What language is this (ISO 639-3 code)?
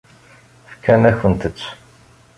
kab